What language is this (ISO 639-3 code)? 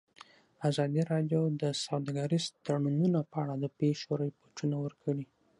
pus